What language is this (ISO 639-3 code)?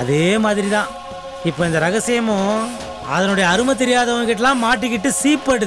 tha